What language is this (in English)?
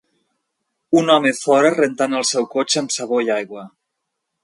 Catalan